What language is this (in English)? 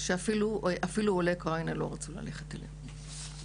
Hebrew